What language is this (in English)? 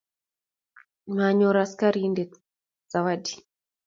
Kalenjin